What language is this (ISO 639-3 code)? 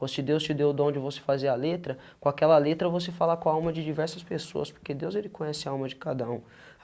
por